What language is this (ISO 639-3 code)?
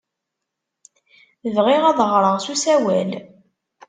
kab